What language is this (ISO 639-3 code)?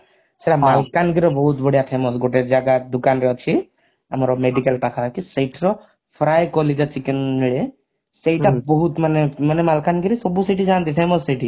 ori